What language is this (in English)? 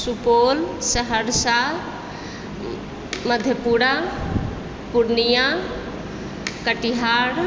Maithili